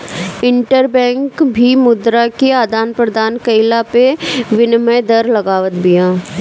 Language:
Bhojpuri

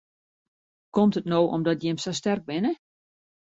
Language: Western Frisian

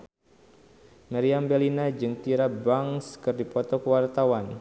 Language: Sundanese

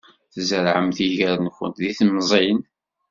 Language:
Kabyle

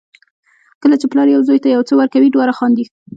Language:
Pashto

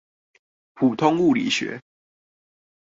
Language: Chinese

